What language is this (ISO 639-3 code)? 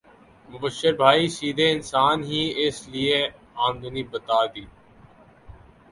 urd